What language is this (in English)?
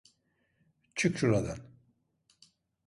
Turkish